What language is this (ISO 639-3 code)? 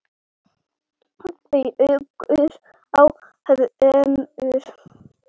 isl